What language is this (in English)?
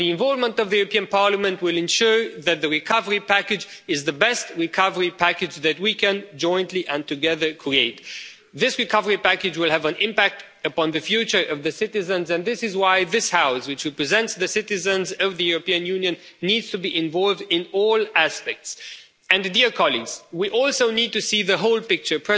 English